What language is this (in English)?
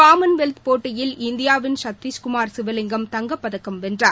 Tamil